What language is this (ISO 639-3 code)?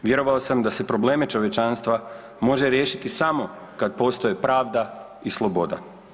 hrv